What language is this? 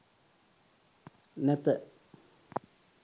Sinhala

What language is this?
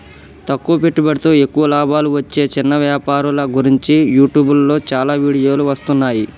Telugu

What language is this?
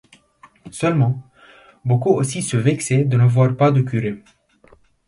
French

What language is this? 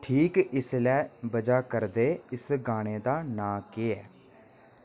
Dogri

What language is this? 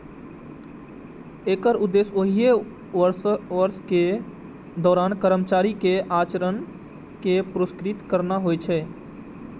Maithili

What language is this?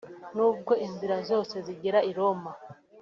Kinyarwanda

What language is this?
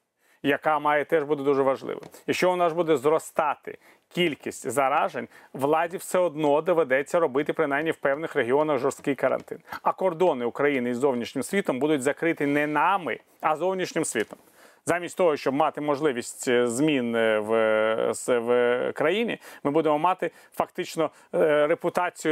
Ukrainian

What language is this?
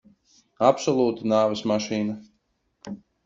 Latvian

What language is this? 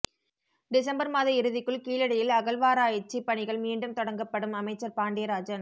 Tamil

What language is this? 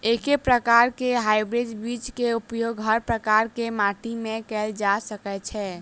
Maithili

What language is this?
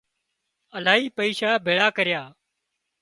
Wadiyara Koli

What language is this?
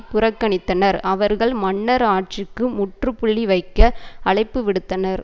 Tamil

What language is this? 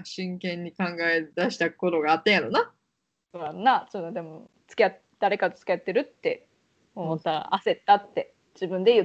Japanese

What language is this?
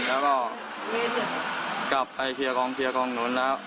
Thai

